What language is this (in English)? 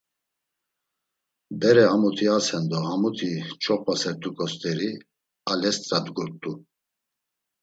Laz